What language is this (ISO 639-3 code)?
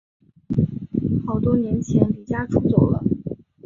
zho